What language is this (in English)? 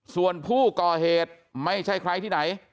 Thai